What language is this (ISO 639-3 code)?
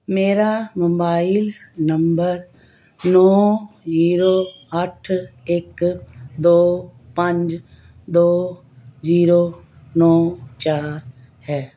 pan